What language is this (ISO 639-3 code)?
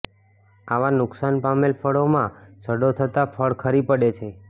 guj